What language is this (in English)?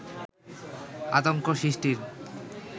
Bangla